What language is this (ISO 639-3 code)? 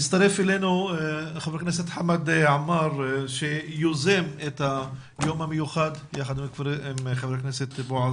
heb